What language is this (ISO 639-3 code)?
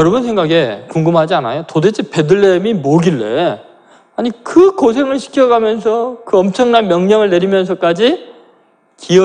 kor